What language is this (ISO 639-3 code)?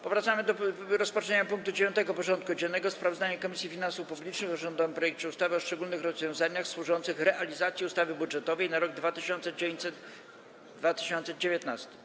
pol